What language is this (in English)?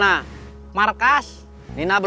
Indonesian